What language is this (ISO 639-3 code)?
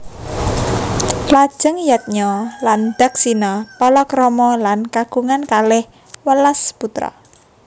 jav